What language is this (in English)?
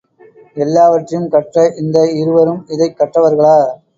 Tamil